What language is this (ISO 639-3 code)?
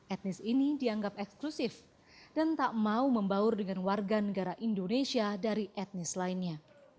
ind